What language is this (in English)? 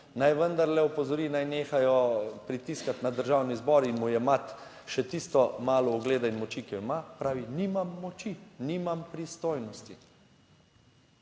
Slovenian